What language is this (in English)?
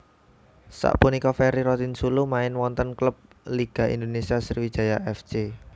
Javanese